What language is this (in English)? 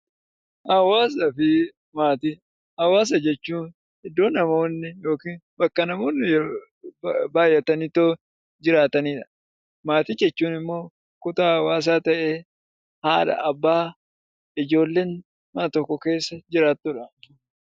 Oromo